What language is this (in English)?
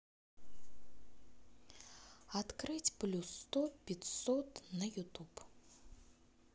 Russian